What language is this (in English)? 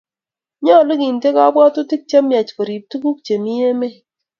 Kalenjin